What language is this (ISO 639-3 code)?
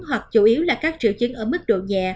vie